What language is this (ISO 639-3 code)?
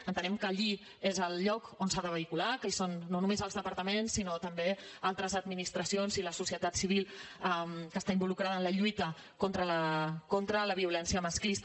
cat